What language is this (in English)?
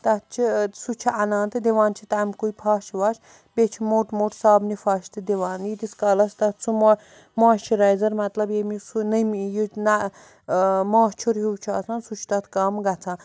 Kashmiri